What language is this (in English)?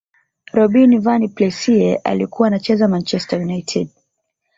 Swahili